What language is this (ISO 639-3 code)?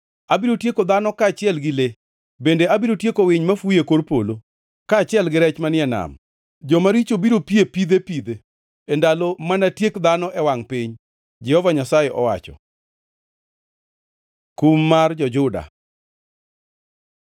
luo